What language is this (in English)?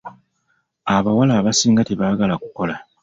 Ganda